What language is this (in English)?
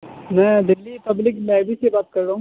Urdu